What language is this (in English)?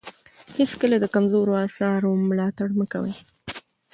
Pashto